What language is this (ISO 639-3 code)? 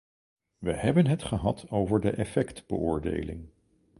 nld